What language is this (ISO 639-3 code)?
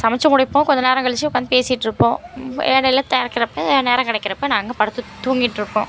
tam